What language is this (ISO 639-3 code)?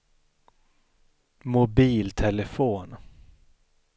swe